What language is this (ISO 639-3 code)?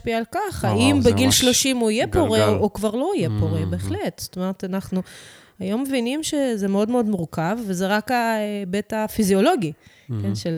heb